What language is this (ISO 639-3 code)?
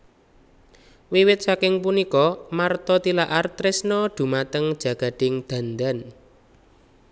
jav